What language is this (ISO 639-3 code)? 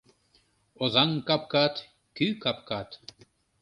chm